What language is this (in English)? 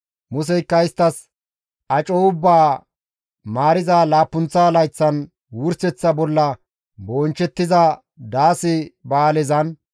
Gamo